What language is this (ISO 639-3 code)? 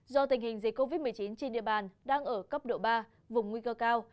vie